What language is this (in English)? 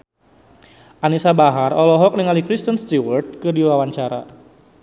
Sundanese